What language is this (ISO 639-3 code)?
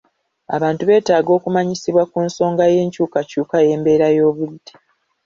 lug